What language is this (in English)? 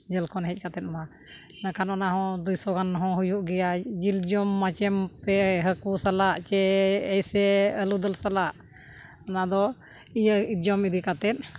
Santali